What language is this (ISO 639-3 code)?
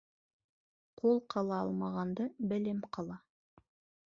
bak